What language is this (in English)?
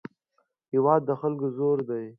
Pashto